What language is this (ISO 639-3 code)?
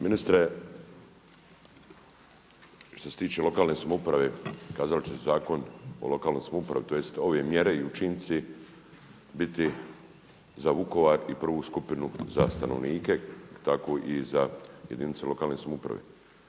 hrv